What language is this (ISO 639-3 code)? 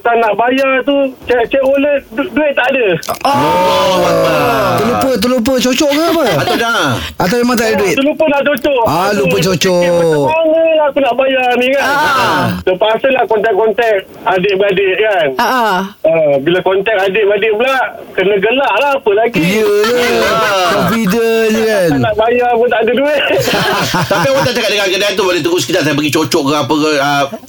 msa